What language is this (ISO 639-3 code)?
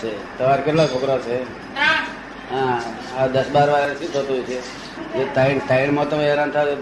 guj